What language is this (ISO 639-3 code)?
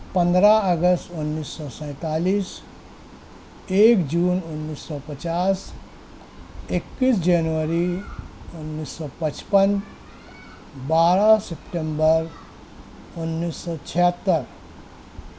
urd